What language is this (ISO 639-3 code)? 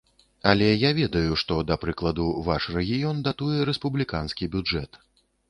bel